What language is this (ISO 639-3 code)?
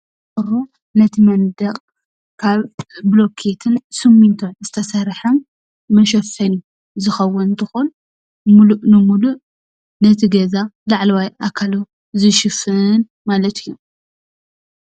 tir